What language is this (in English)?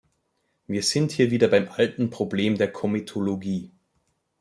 German